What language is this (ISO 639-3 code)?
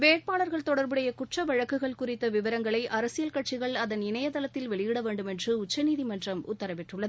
tam